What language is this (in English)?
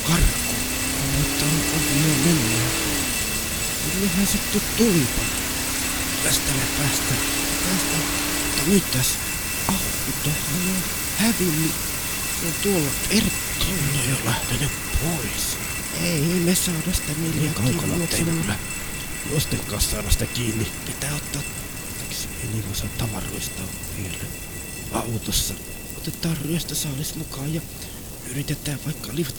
Finnish